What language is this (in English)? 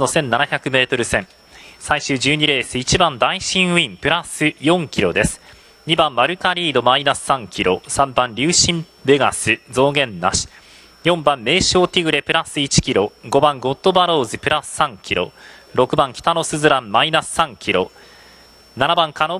Japanese